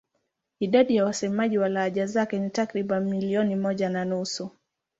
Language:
Swahili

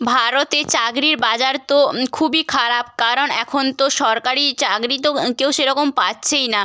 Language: Bangla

